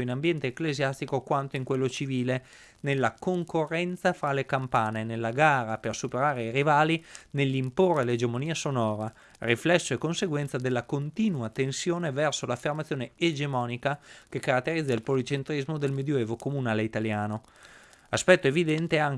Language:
Italian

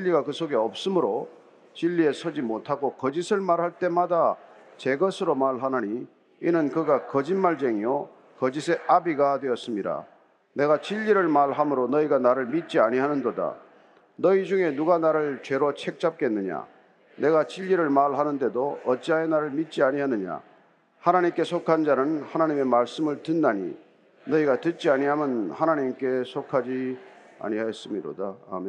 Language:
Korean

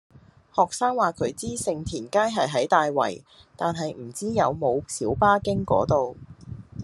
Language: Cantonese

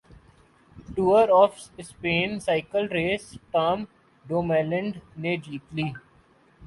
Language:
Urdu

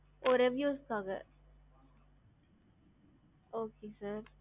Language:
Tamil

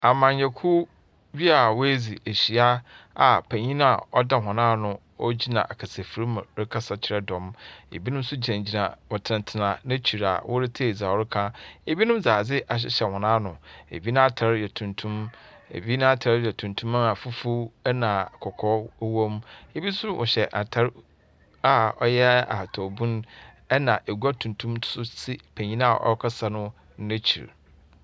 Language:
Akan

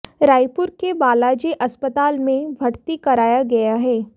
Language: Hindi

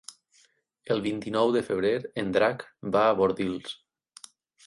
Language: Catalan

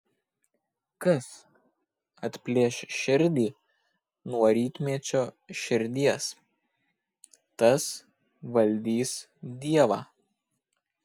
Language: Lithuanian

